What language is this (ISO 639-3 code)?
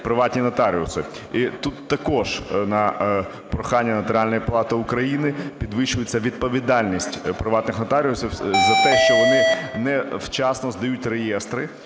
ukr